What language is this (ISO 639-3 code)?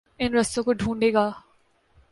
urd